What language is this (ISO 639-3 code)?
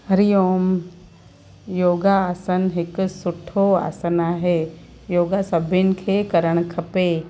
snd